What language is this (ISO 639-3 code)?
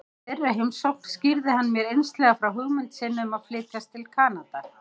isl